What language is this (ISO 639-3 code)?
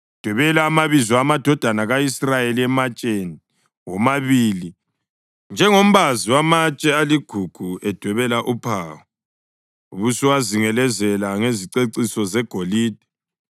nde